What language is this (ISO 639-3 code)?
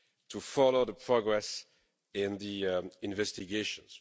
eng